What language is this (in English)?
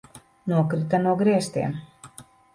Latvian